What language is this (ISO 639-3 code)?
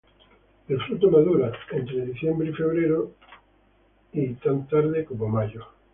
spa